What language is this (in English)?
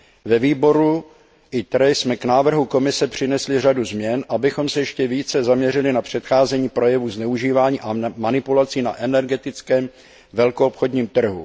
Czech